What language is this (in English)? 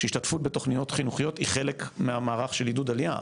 Hebrew